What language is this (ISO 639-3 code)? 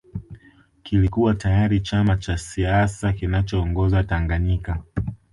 swa